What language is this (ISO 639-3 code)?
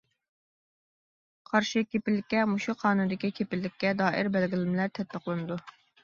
uig